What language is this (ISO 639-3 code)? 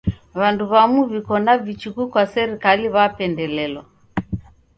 dav